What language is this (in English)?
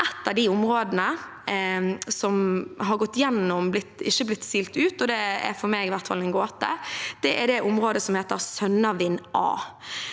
Norwegian